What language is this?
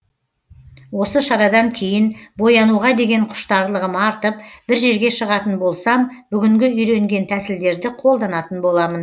Kazakh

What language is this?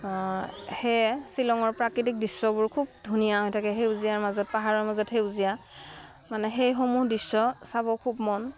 Assamese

